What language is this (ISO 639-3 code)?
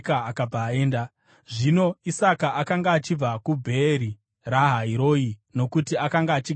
sna